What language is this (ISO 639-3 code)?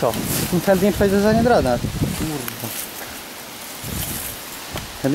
pol